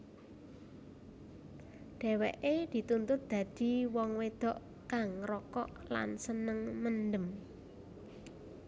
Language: Javanese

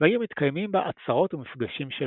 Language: Hebrew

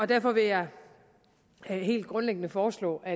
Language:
Danish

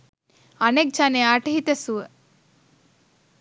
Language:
Sinhala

